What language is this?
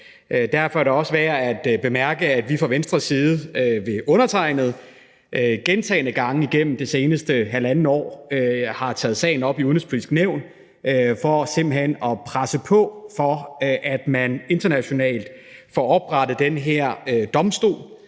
Danish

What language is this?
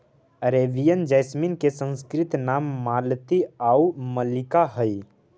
Magahi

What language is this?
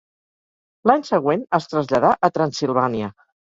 Catalan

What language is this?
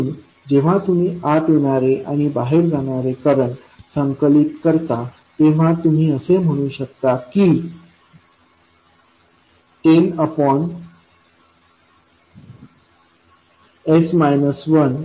Marathi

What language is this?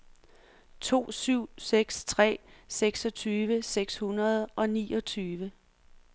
Danish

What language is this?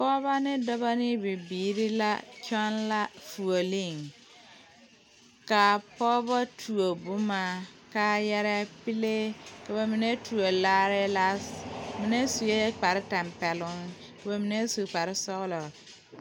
Southern Dagaare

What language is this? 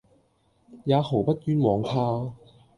Cantonese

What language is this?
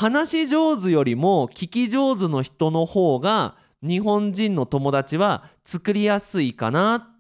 Japanese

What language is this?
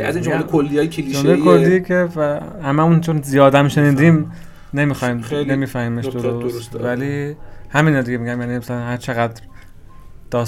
Persian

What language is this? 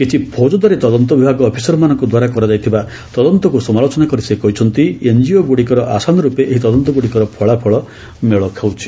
Odia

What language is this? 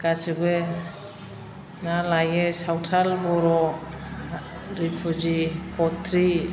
Bodo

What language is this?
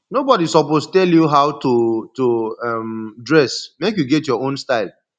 Nigerian Pidgin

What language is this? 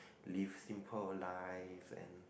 English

